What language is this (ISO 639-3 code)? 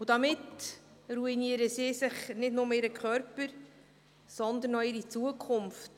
gsw